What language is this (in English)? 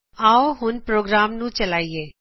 Punjabi